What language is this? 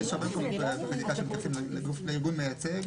Hebrew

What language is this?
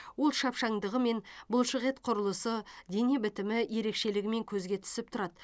Kazakh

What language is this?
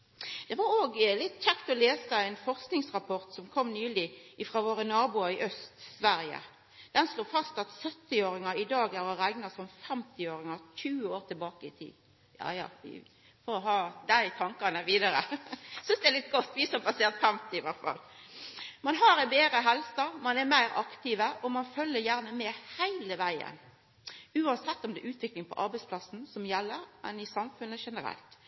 Norwegian Nynorsk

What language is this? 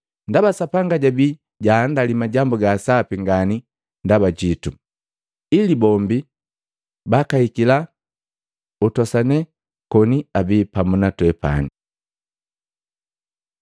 Matengo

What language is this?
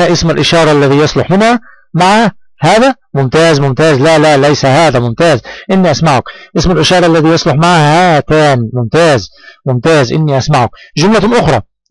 Arabic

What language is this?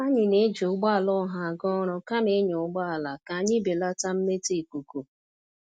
Igbo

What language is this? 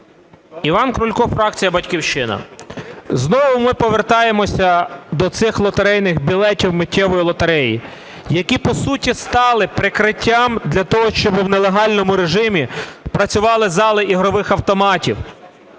Ukrainian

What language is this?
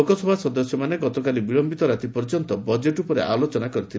Odia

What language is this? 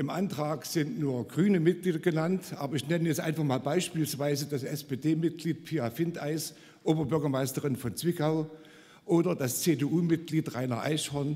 German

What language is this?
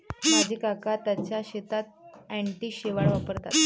Marathi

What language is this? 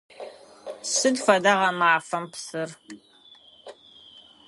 Adyghe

